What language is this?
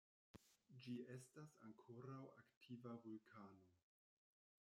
Esperanto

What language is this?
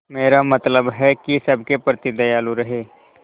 Hindi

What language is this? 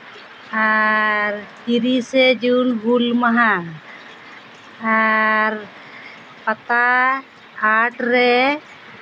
Santali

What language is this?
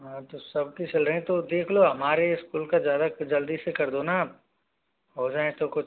Hindi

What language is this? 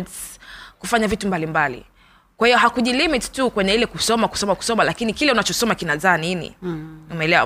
Swahili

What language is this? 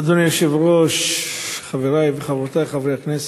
Hebrew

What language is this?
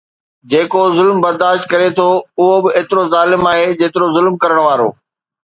Sindhi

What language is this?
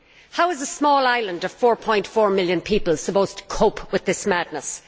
English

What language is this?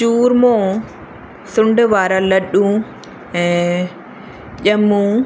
Sindhi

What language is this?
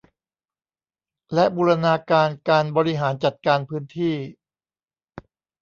Thai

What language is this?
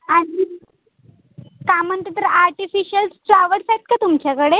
Marathi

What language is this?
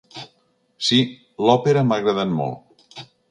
Catalan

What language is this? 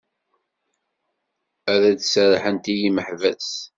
Kabyle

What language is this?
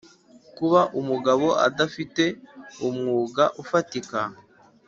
Kinyarwanda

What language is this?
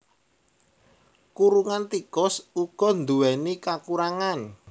Javanese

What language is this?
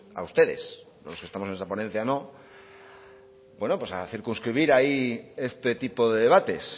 Spanish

